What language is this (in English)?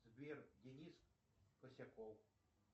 Russian